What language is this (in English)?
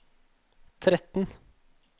Norwegian